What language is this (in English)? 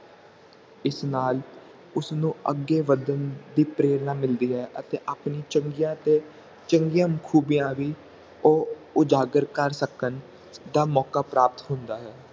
Punjabi